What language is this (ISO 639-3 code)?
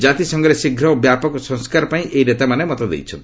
ori